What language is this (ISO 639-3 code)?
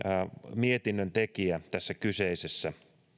fin